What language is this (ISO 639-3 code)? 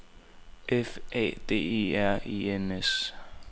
dan